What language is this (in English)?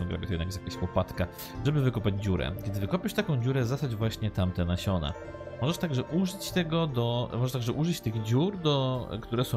Polish